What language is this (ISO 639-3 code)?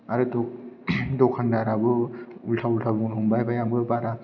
brx